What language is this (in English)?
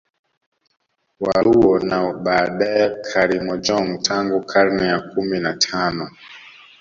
Swahili